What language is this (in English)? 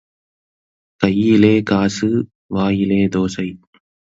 Tamil